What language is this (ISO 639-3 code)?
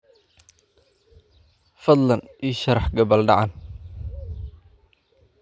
som